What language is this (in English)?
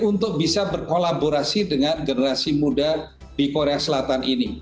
Indonesian